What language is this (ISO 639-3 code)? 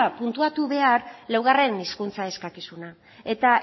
eus